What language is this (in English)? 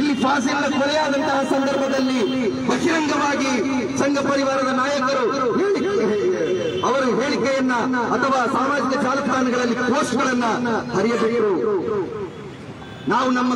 Hindi